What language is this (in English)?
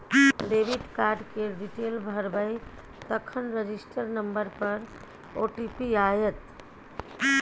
Maithili